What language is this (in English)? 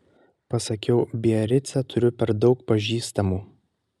Lithuanian